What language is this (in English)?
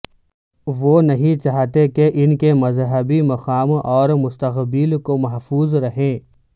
Urdu